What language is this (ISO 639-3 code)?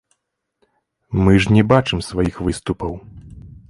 bel